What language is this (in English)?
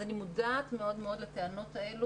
Hebrew